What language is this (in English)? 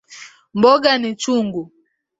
Swahili